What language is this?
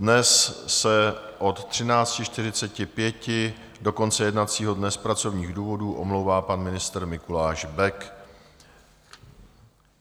Czech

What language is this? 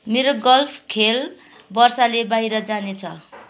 Nepali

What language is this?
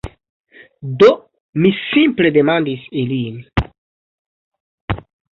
Esperanto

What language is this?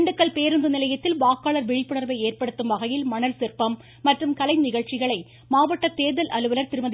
Tamil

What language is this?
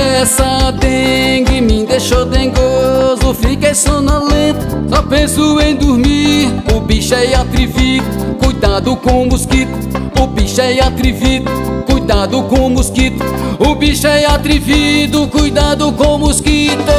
Portuguese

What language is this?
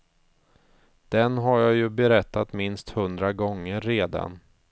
Swedish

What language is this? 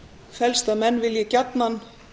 Icelandic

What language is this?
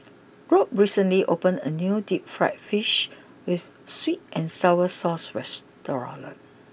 English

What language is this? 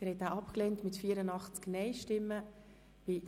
Swiss German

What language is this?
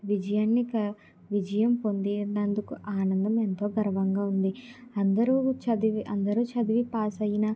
Telugu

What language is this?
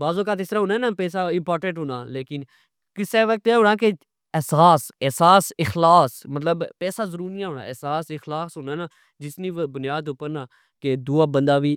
Pahari-Potwari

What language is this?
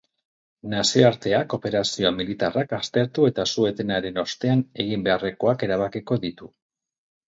Basque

